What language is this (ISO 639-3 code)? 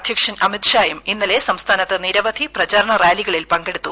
mal